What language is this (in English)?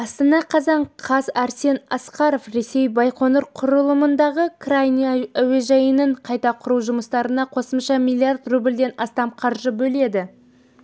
Kazakh